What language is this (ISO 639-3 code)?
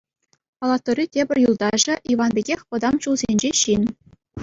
chv